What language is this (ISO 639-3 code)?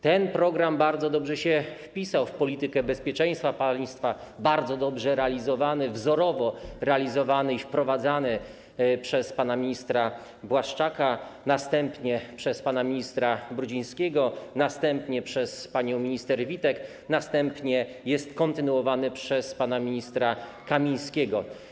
pol